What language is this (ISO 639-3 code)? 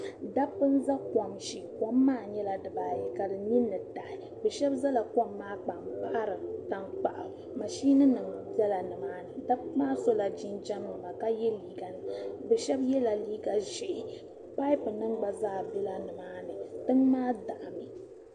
dag